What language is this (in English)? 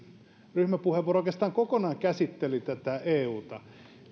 Finnish